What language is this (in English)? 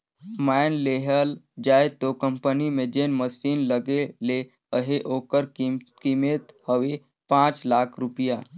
Chhattisgarhi